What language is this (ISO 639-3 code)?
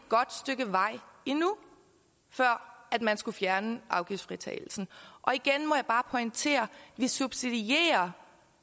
dan